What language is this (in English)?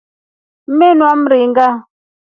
Rombo